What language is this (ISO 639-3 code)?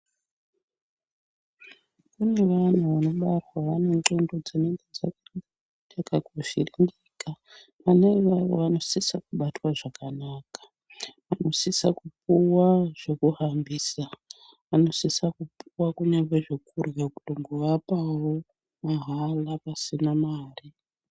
ndc